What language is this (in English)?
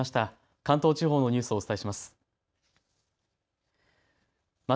Japanese